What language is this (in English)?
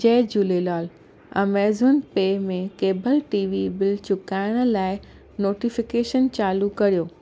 Sindhi